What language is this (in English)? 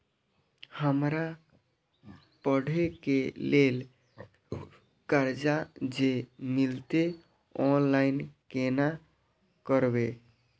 Maithili